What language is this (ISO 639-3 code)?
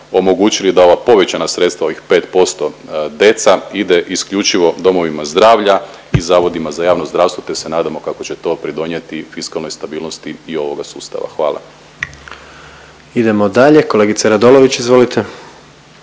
hrv